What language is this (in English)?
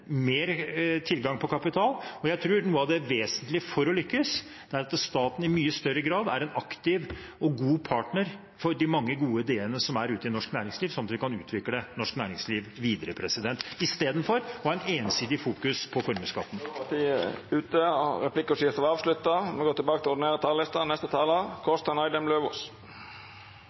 Norwegian